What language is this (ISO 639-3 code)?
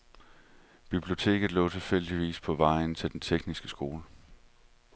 dan